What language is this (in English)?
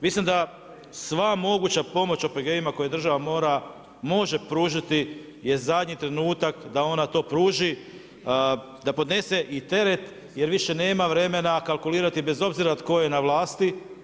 Croatian